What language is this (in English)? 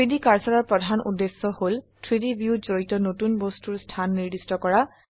Assamese